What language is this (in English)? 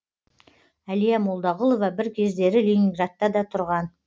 Kazakh